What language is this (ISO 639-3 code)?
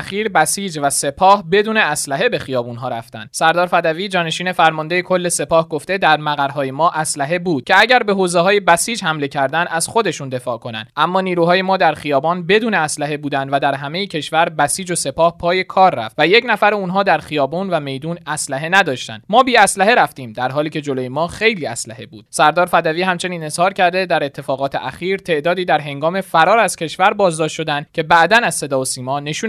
fas